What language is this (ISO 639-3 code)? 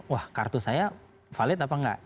ind